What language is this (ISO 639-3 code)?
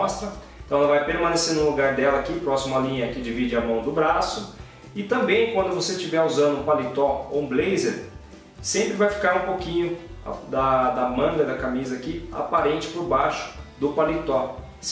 por